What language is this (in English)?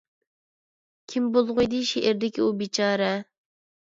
Uyghur